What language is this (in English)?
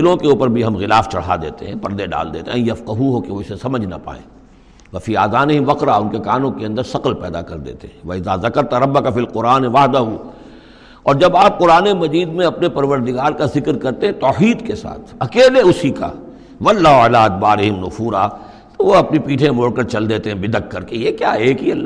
Urdu